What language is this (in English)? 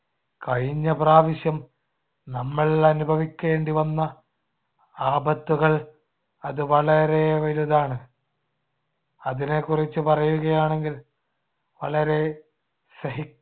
Malayalam